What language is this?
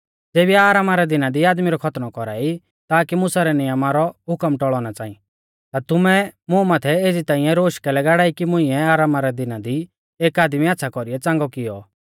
Mahasu Pahari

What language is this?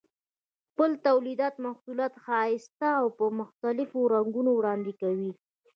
Pashto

